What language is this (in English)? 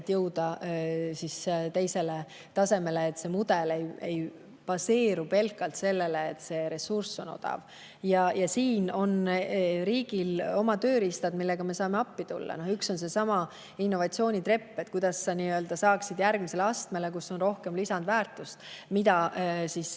Estonian